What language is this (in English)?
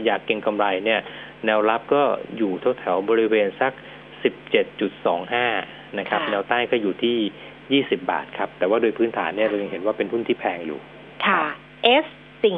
Thai